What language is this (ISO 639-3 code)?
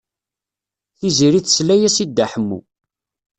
kab